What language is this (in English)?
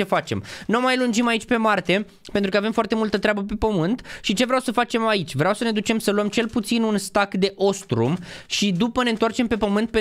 Romanian